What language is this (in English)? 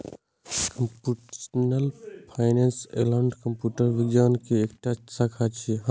Maithili